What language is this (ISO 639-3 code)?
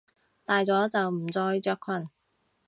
yue